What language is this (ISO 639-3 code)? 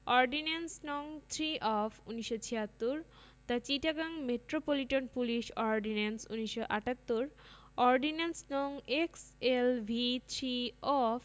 ben